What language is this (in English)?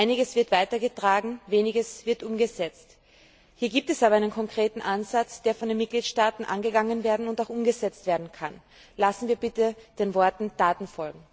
German